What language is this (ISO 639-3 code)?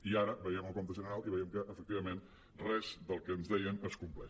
cat